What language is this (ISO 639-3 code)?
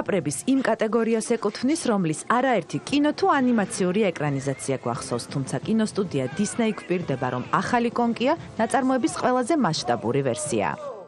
ara